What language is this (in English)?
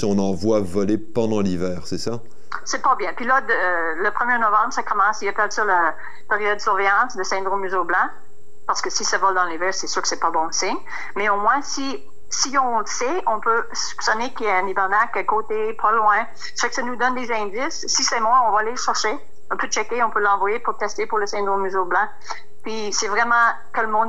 French